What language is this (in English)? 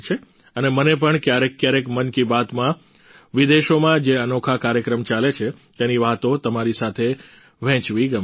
Gujarati